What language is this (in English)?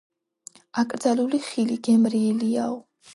Georgian